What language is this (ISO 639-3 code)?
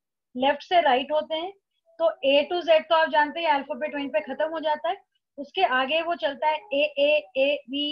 hin